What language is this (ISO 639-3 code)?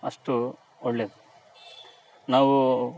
kan